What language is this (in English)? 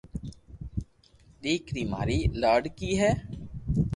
Loarki